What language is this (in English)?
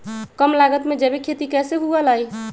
Magahi